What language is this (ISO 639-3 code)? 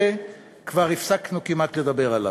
heb